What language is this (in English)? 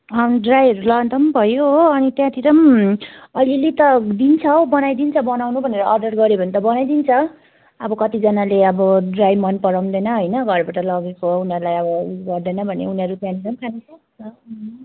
Nepali